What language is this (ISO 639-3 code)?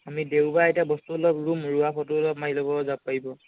asm